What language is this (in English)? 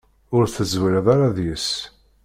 Kabyle